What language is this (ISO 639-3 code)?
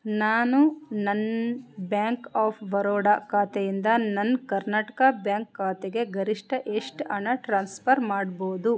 kan